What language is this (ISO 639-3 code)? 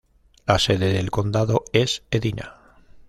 spa